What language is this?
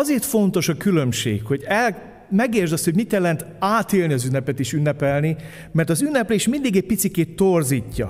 Hungarian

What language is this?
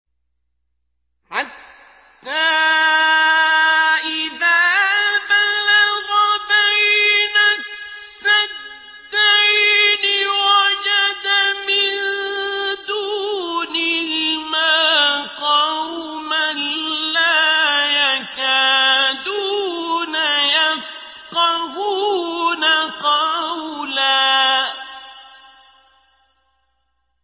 Arabic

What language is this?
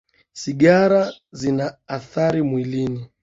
Swahili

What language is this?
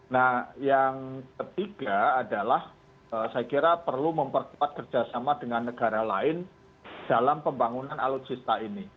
Indonesian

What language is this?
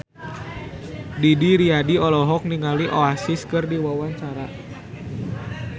Sundanese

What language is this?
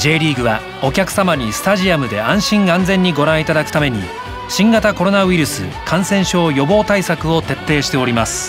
Japanese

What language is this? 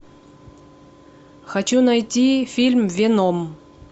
Russian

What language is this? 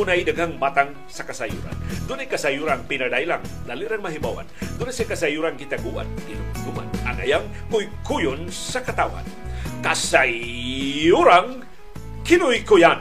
Filipino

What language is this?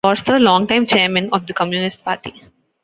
English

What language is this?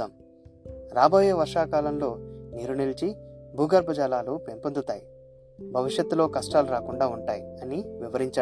Telugu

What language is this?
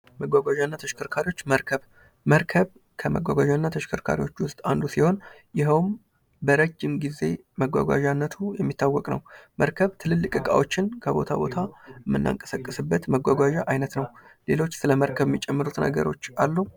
Amharic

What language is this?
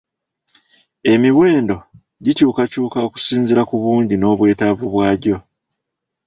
Ganda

